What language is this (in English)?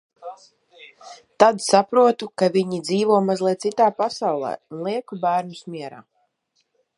Latvian